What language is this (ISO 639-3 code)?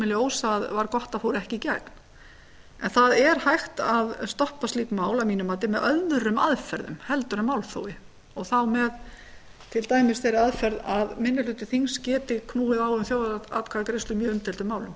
isl